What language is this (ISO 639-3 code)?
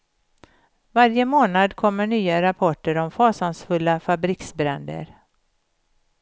swe